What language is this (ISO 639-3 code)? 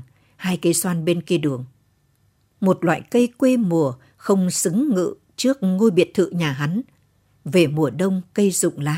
vie